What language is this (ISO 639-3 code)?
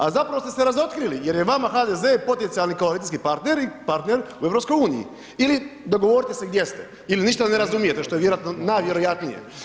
hrv